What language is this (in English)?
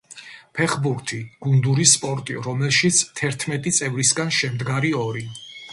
Georgian